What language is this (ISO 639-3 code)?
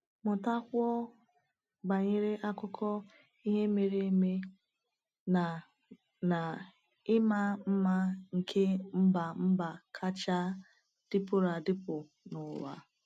ibo